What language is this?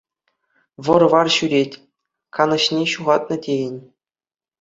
Chuvash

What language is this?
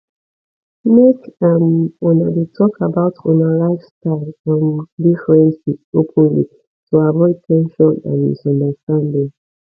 Nigerian Pidgin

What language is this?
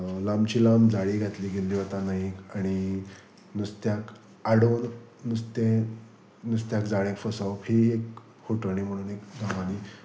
Konkani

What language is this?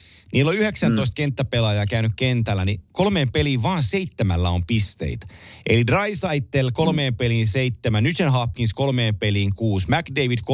Finnish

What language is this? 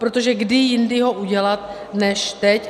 Czech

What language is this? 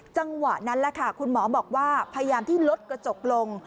Thai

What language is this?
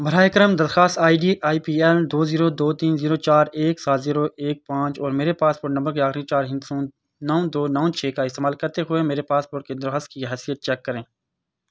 Urdu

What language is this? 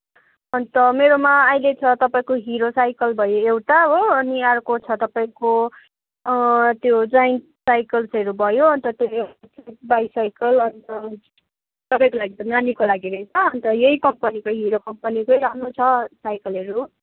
Nepali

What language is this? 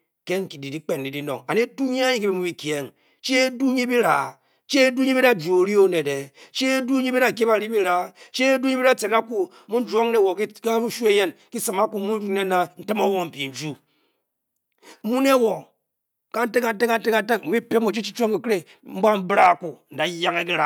Bokyi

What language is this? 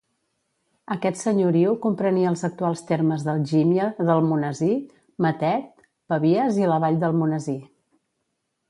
Catalan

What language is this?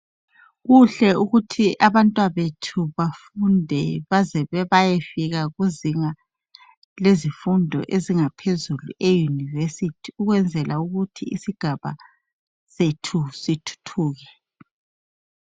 North Ndebele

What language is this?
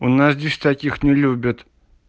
Russian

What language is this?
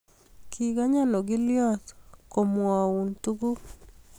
Kalenjin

